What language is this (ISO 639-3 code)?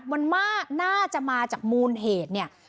tha